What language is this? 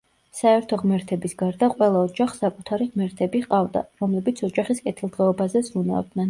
Georgian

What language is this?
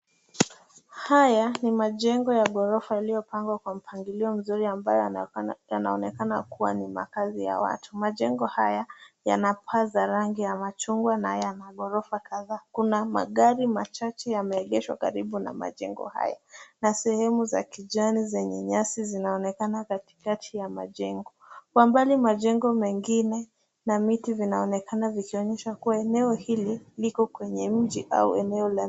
Swahili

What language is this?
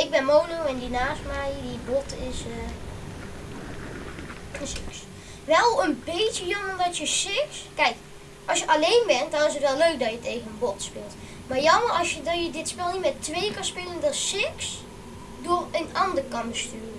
Dutch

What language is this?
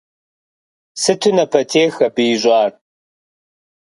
Kabardian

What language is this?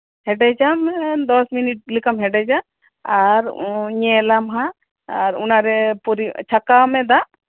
Santali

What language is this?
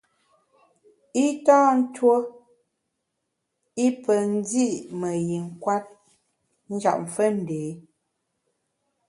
Bamun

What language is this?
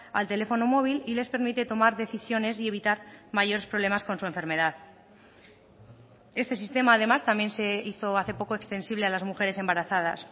Spanish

